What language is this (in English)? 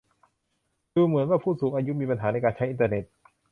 Thai